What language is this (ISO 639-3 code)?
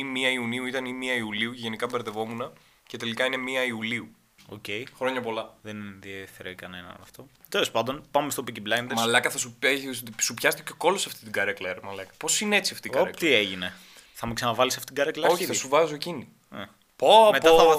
ell